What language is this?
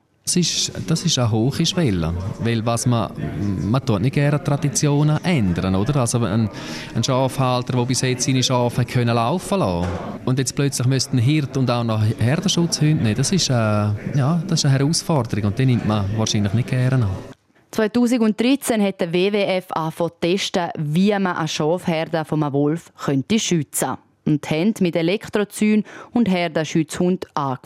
German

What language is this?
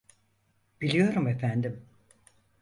Turkish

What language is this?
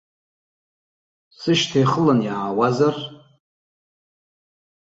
Abkhazian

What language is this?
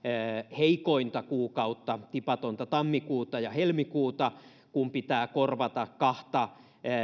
Finnish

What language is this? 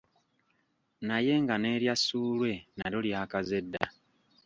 Ganda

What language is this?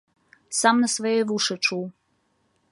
Belarusian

